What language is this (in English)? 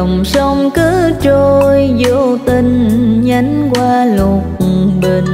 Vietnamese